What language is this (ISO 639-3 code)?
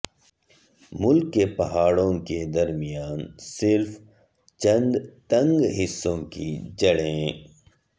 urd